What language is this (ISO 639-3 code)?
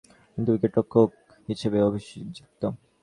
ben